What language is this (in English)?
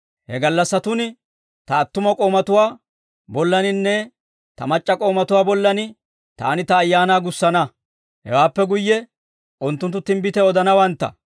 Dawro